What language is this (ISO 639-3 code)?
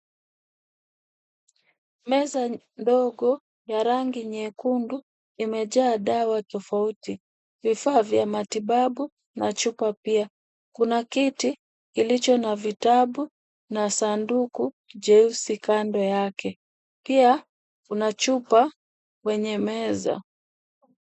swa